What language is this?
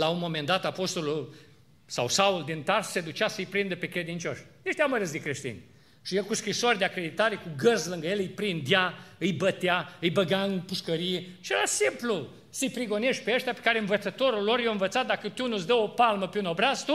Romanian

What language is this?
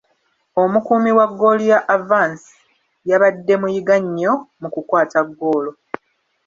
Ganda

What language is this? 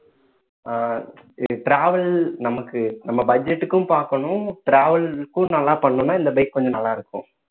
Tamil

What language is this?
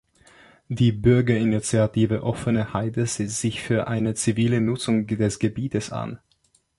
German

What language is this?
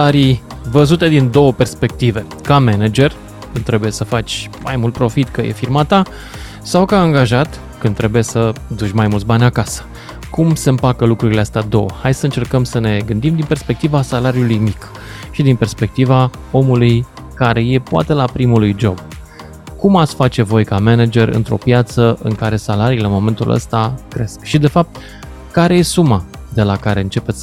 Romanian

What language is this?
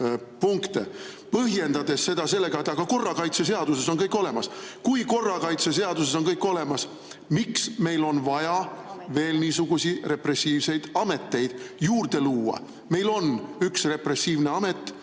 Estonian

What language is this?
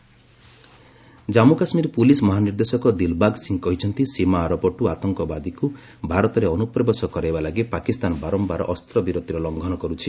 Odia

